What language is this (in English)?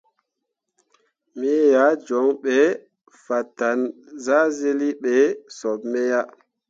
Mundang